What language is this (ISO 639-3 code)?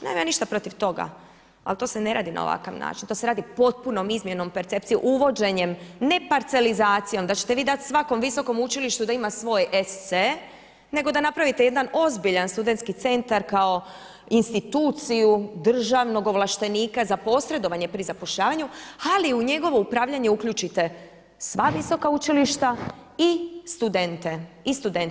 hrv